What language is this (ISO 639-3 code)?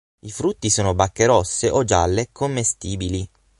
ita